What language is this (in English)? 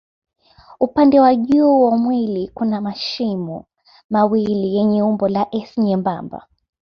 Swahili